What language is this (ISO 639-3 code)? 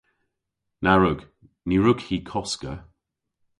cor